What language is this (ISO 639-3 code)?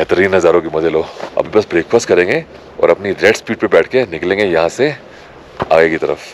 hin